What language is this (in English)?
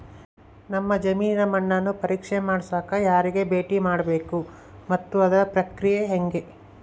Kannada